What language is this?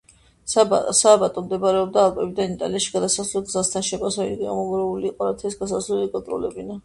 Georgian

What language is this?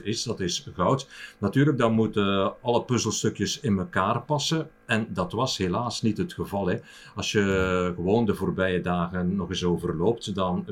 Dutch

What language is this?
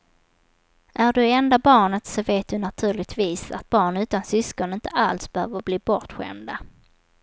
Swedish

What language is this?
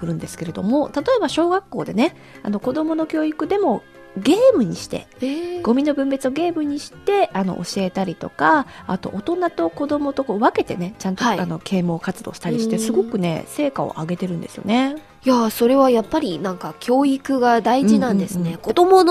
Japanese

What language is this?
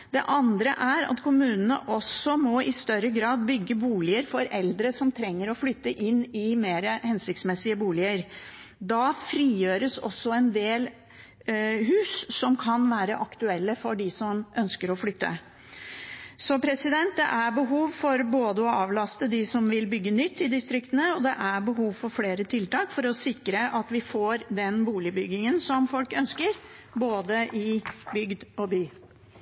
Norwegian Bokmål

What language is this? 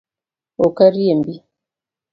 Luo (Kenya and Tanzania)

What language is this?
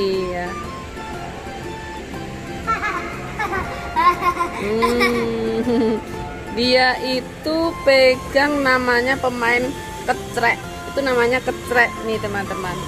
Indonesian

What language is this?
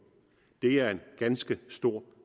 Danish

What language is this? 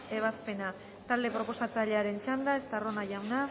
Basque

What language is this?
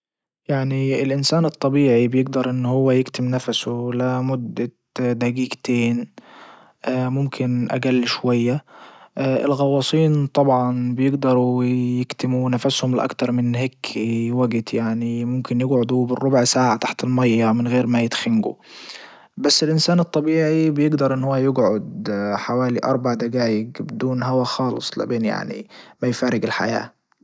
Libyan Arabic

